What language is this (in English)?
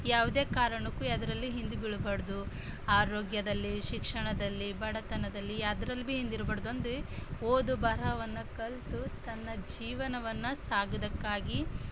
Kannada